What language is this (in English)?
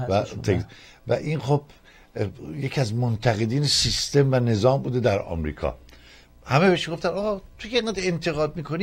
Persian